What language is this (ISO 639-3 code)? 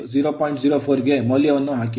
kan